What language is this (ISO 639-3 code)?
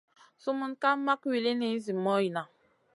mcn